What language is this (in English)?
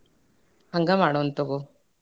Kannada